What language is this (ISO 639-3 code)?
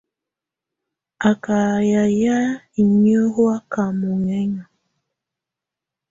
tvu